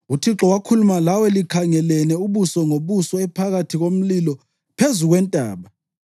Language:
North Ndebele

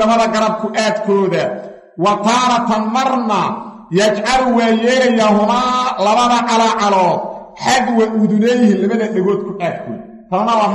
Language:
Arabic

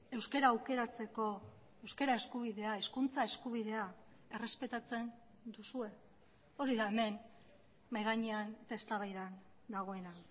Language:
Basque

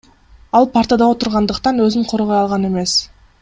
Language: Kyrgyz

